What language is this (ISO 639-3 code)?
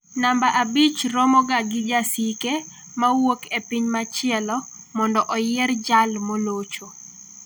luo